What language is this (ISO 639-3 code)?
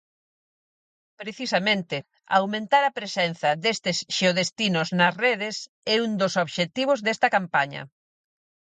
glg